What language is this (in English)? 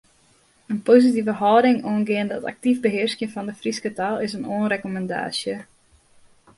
Western Frisian